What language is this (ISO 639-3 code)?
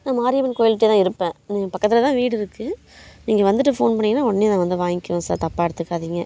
tam